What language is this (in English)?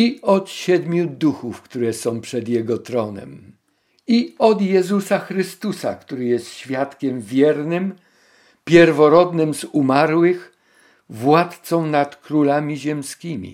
Polish